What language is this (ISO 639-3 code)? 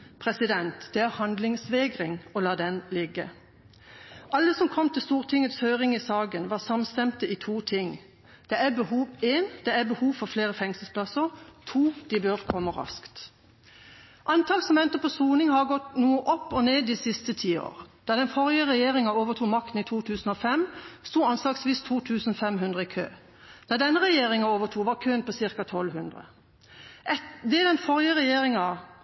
nob